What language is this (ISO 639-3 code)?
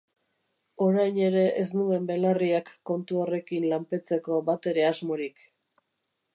eus